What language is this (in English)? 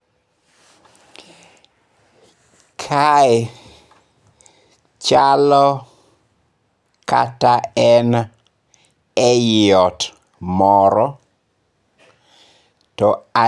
Luo (Kenya and Tanzania)